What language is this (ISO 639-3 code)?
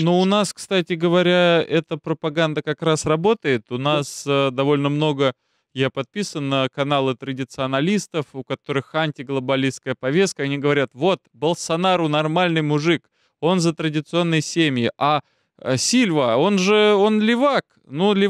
rus